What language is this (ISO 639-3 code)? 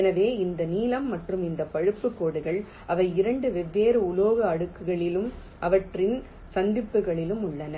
tam